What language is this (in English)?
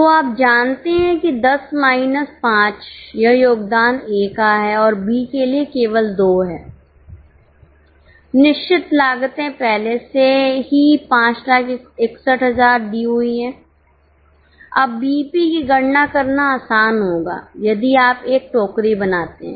Hindi